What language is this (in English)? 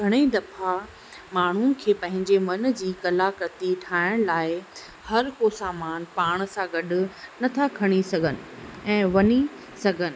Sindhi